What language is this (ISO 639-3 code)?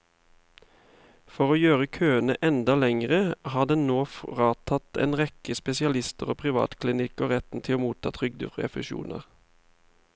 nor